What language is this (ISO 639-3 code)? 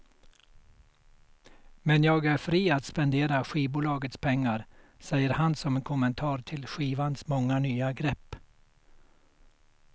swe